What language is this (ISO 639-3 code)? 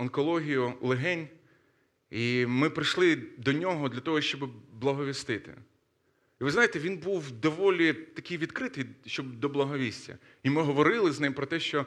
ukr